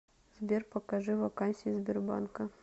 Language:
Russian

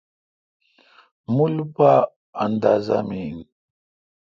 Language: Kalkoti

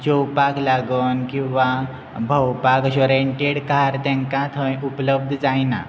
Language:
Konkani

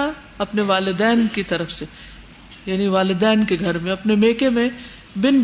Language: Urdu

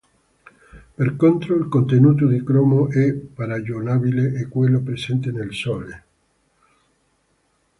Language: Italian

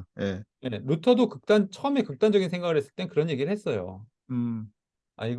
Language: Korean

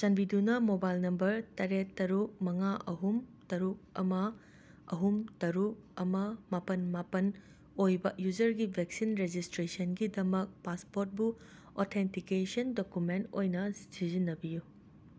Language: Manipuri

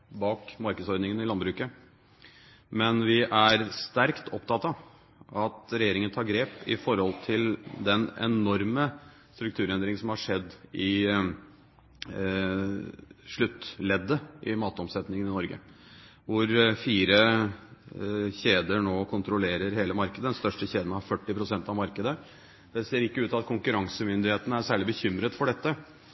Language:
Norwegian Bokmål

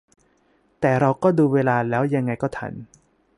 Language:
Thai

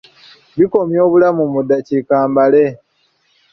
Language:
Ganda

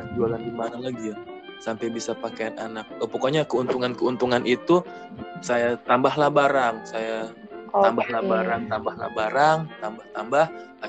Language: Indonesian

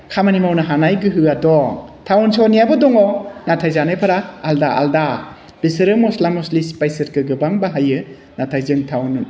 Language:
Bodo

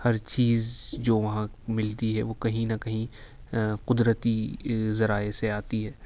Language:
Urdu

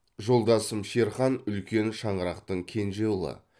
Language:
Kazakh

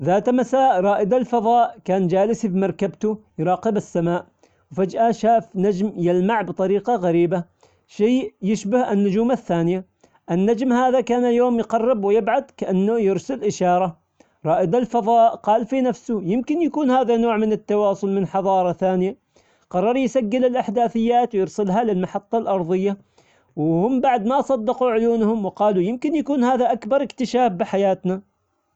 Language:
Omani Arabic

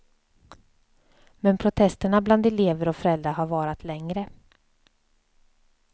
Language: Swedish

